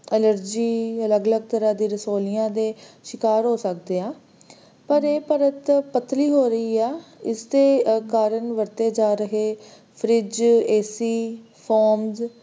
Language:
Punjabi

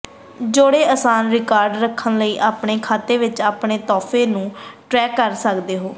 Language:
Punjabi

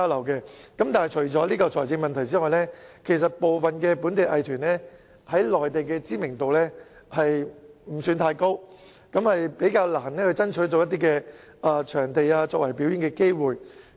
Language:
Cantonese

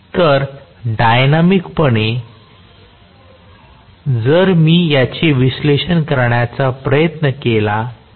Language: Marathi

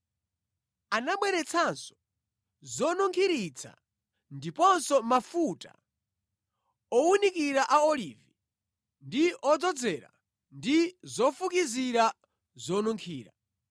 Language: Nyanja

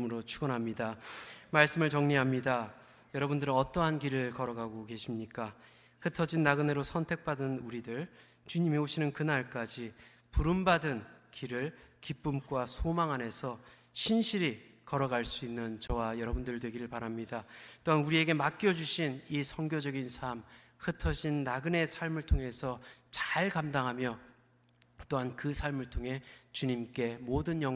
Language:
Korean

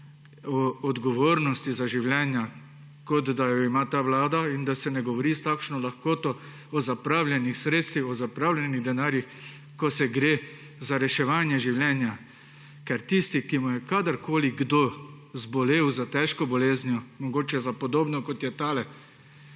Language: Slovenian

